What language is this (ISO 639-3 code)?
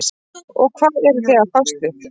isl